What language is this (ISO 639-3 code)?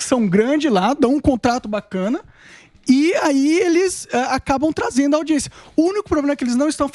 por